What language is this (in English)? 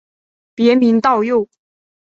Chinese